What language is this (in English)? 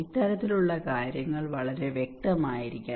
Malayalam